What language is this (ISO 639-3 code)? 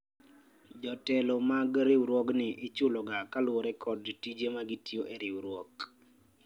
luo